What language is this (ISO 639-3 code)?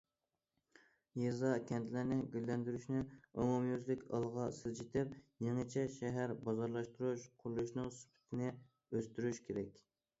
uig